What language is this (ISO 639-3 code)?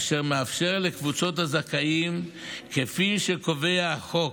heb